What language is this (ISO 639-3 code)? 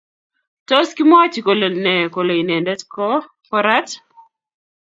kln